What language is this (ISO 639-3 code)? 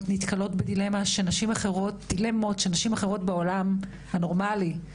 heb